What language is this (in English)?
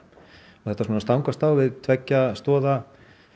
Icelandic